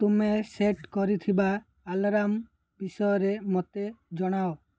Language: Odia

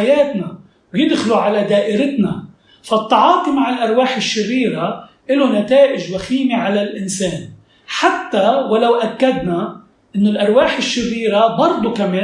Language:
Arabic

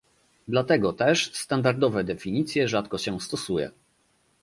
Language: Polish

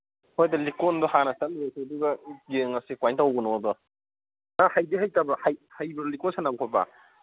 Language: Manipuri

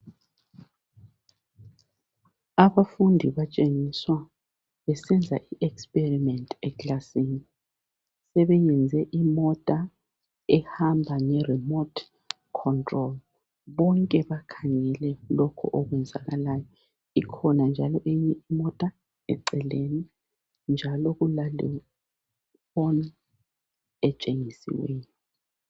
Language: North Ndebele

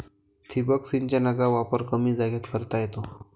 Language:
Marathi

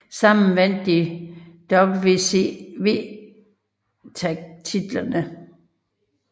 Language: Danish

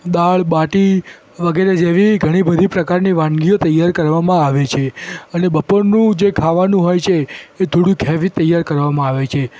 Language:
Gujarati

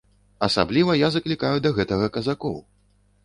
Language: Belarusian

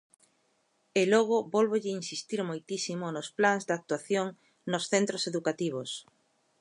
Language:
Galician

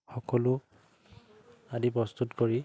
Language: Assamese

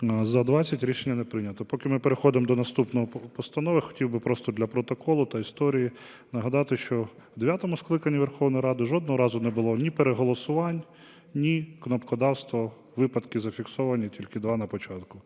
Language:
Ukrainian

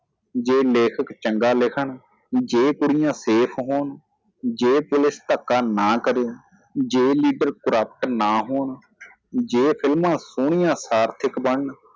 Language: Punjabi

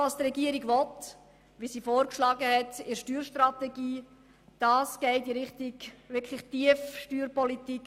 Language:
Swiss German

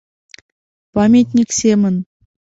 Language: Mari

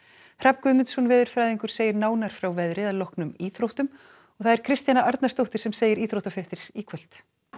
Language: Icelandic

